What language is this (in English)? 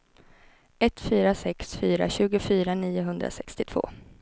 Swedish